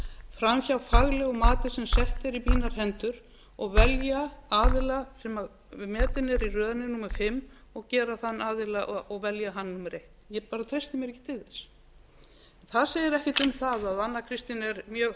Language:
Icelandic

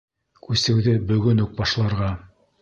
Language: Bashkir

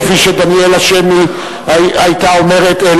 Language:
Hebrew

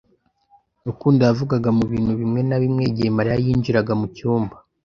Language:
Kinyarwanda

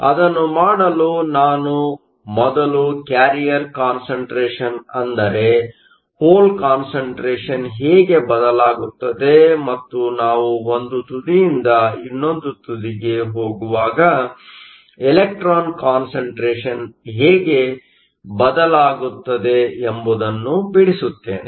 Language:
Kannada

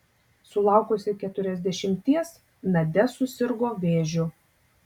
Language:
Lithuanian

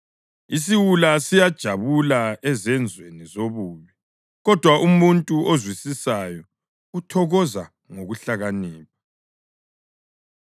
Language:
North Ndebele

